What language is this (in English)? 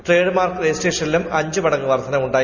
Malayalam